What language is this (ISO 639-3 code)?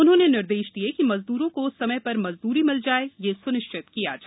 hin